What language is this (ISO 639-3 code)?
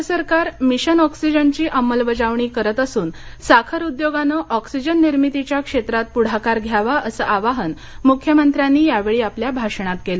mar